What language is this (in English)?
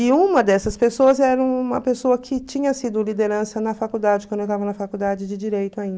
Portuguese